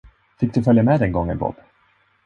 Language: Swedish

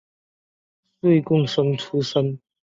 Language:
Chinese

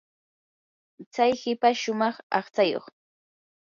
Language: Yanahuanca Pasco Quechua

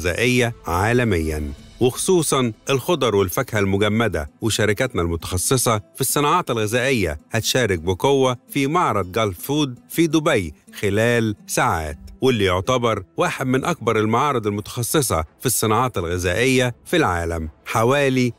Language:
Arabic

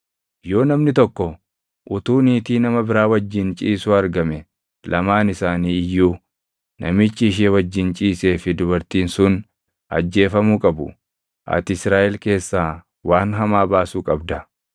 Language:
Oromo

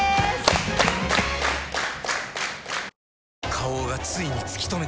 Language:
Japanese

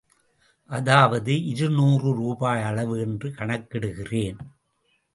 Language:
Tamil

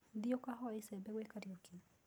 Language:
Kikuyu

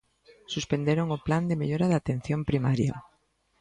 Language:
Galician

